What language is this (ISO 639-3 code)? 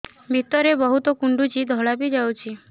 ori